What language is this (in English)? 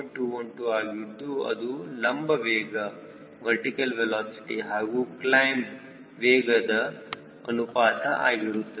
Kannada